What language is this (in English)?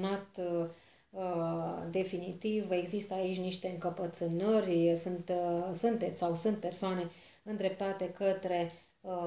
Romanian